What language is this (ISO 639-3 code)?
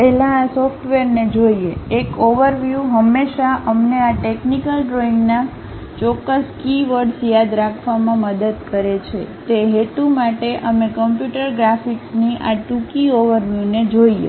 guj